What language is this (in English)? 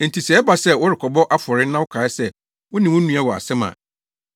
Akan